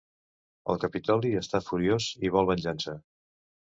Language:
Catalan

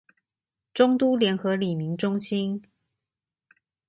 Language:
Chinese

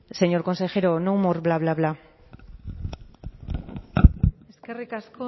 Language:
Basque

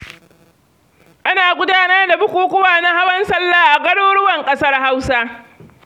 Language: Hausa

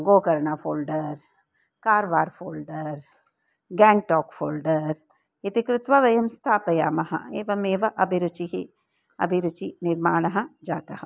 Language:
Sanskrit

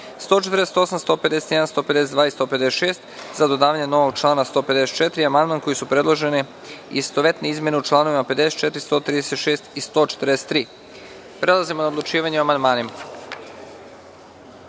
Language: Serbian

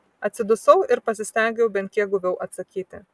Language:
Lithuanian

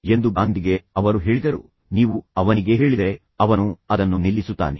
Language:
Kannada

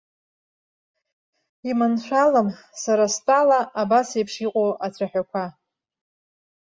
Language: Abkhazian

